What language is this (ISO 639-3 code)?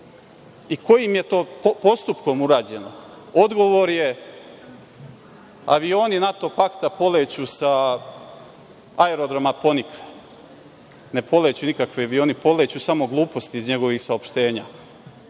srp